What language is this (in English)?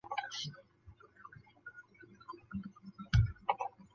Chinese